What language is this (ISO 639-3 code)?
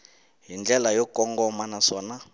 tso